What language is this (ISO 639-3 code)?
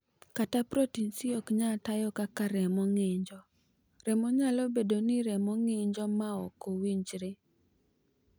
luo